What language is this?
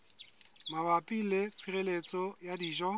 Southern Sotho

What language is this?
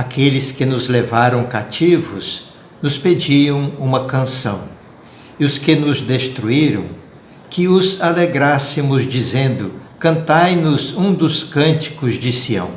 Portuguese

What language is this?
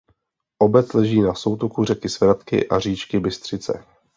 Czech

